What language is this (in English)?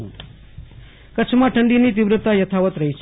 Gujarati